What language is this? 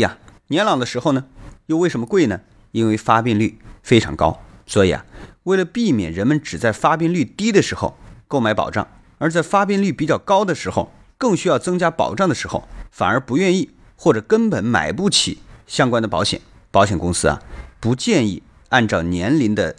Chinese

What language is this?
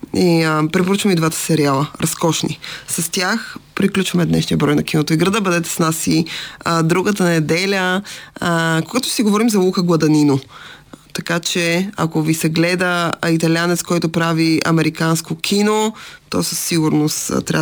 Bulgarian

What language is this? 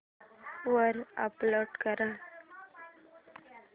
Marathi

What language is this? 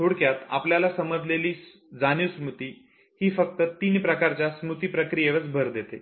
Marathi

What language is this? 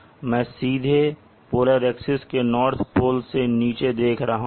Hindi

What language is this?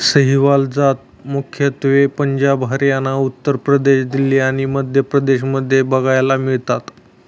Marathi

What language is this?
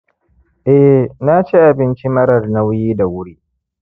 Hausa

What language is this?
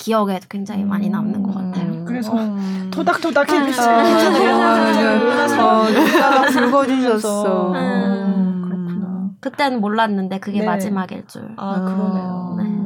Korean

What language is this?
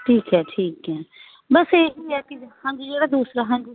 Punjabi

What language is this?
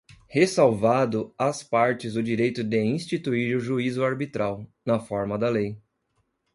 Portuguese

